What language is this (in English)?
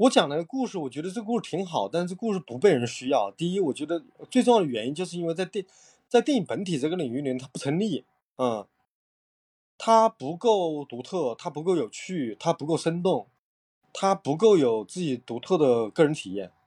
Chinese